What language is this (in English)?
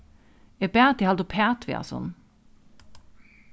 Faroese